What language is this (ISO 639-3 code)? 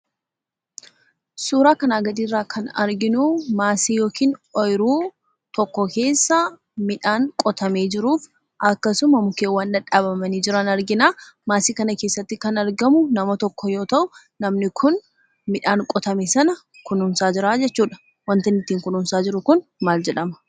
orm